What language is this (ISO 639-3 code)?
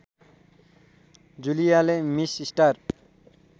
nep